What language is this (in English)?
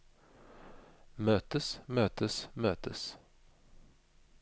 Norwegian